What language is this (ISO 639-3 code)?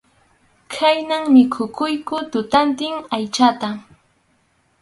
qxu